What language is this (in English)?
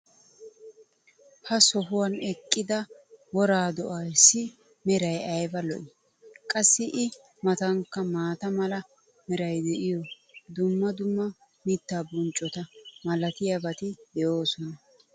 Wolaytta